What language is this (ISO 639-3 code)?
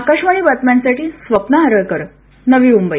mar